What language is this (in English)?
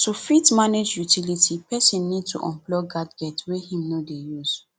Nigerian Pidgin